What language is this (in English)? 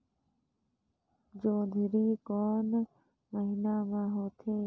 Chhattisgarhi